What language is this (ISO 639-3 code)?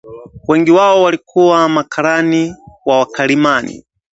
swa